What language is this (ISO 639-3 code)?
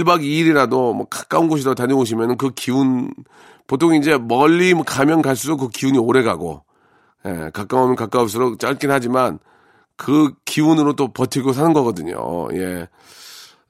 kor